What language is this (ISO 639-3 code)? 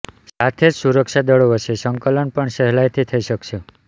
guj